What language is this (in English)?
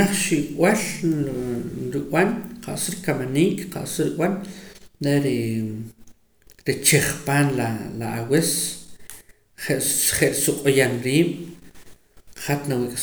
Poqomam